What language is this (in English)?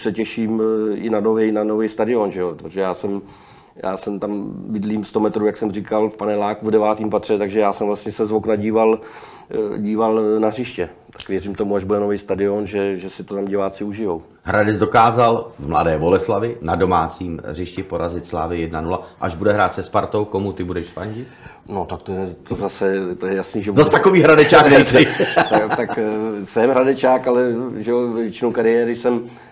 Czech